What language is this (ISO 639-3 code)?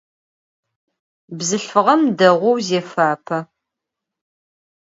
ady